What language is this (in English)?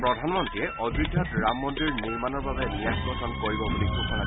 Assamese